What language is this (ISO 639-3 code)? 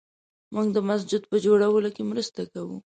pus